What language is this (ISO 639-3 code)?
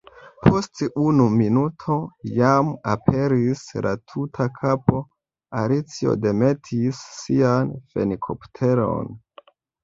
epo